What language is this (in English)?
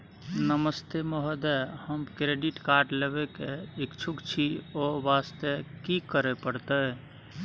Maithili